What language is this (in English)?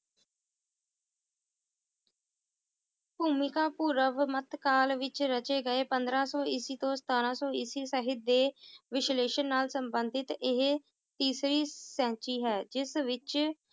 Punjabi